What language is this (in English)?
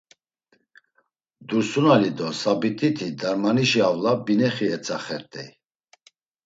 Laz